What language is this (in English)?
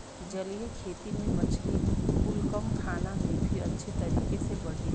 Bhojpuri